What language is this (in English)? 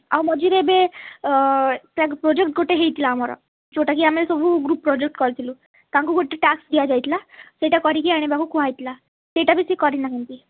Odia